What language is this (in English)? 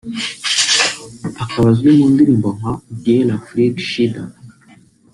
Kinyarwanda